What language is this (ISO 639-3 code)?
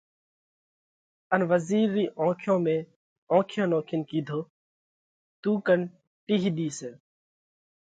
kvx